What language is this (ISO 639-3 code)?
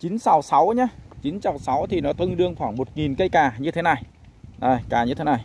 vie